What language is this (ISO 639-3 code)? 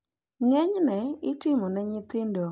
luo